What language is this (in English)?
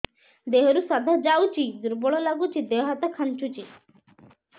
Odia